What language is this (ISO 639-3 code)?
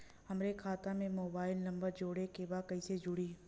bho